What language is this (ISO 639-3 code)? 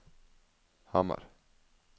nor